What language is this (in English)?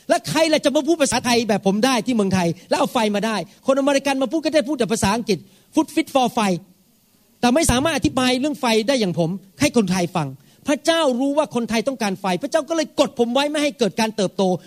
Thai